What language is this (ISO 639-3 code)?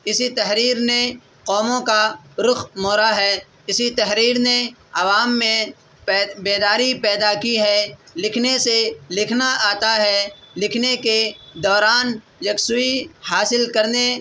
urd